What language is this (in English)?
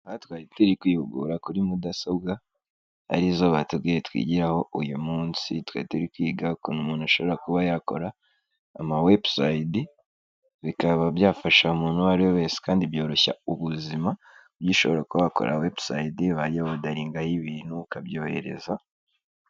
Kinyarwanda